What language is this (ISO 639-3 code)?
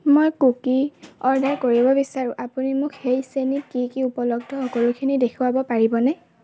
asm